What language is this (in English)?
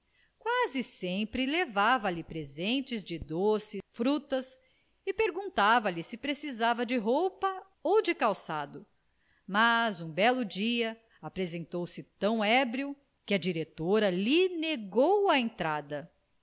Portuguese